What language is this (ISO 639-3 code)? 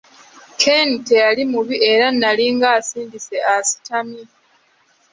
lug